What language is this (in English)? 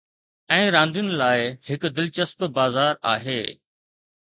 Sindhi